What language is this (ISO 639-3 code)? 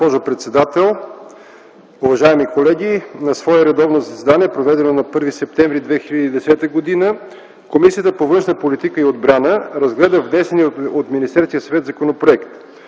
bul